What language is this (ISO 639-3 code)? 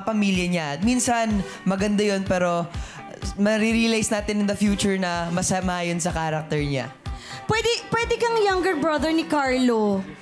fil